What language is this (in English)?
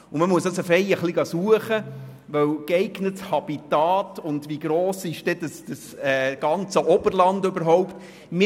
Swiss German